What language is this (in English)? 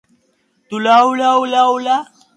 Georgian